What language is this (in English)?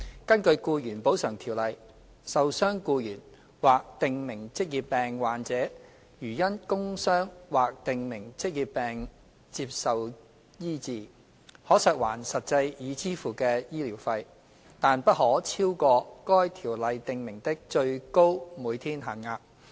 Cantonese